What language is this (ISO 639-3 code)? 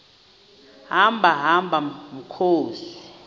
xho